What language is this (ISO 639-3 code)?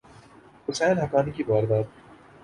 urd